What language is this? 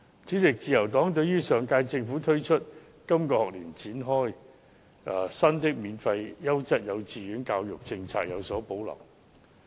Cantonese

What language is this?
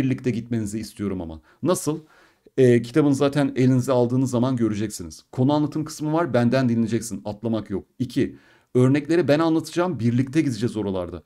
Turkish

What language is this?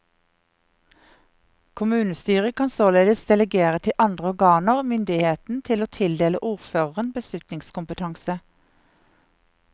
Norwegian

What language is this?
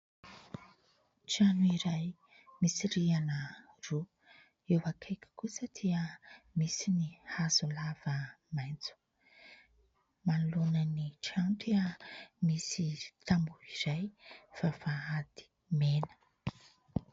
Malagasy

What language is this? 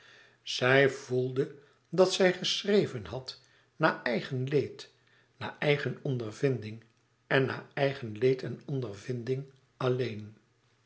Dutch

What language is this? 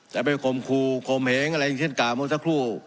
Thai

